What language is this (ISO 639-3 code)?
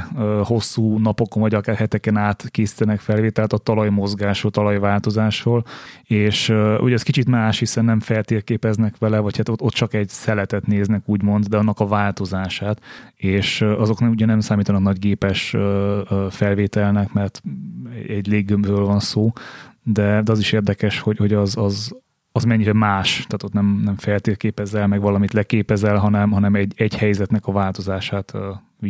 hun